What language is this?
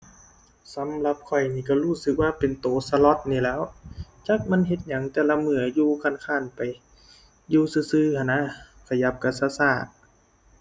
Thai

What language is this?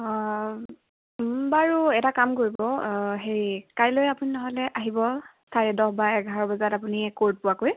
Assamese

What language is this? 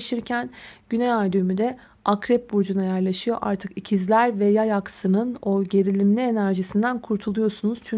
Turkish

